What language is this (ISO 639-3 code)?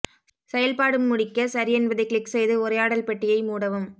tam